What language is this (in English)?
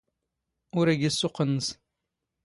Standard Moroccan Tamazight